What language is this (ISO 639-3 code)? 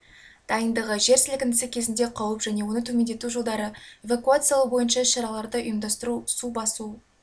kaz